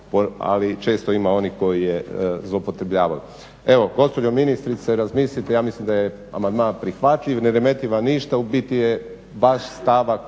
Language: Croatian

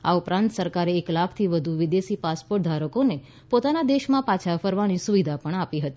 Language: Gujarati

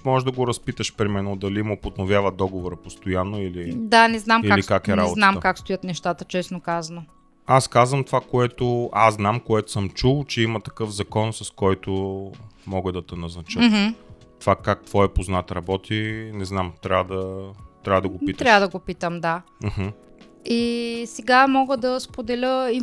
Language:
Bulgarian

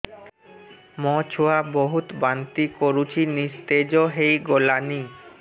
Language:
Odia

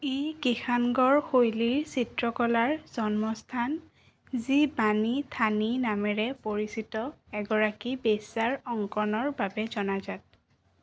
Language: Assamese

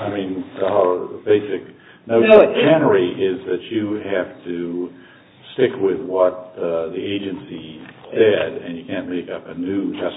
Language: English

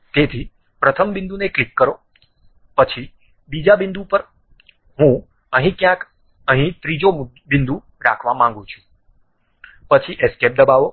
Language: Gujarati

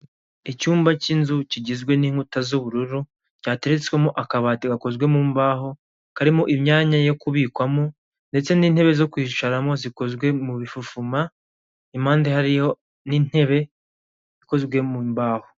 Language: Kinyarwanda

